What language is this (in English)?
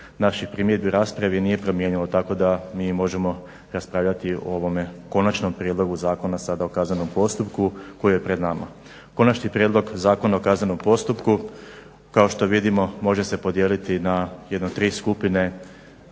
Croatian